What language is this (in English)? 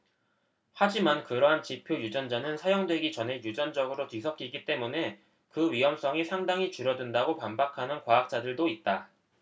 Korean